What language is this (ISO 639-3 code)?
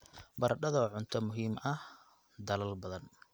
som